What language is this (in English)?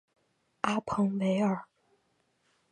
Chinese